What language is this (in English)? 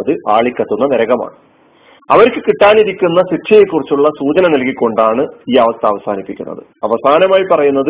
Malayalam